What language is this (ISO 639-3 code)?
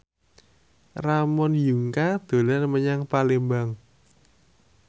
jav